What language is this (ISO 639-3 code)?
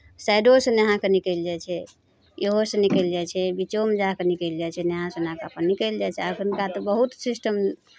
mai